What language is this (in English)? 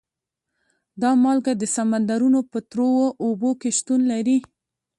Pashto